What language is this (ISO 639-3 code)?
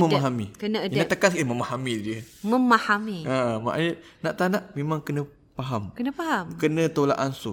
msa